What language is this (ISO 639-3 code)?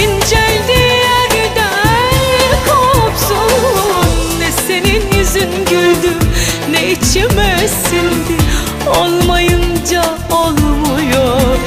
tur